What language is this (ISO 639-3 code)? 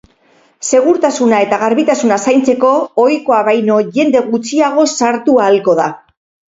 eus